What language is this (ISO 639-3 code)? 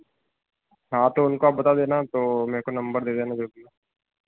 hin